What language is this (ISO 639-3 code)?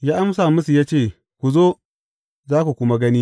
hau